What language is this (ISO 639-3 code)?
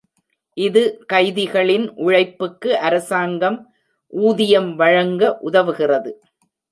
tam